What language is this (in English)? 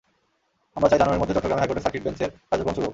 Bangla